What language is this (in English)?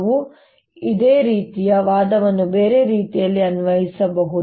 Kannada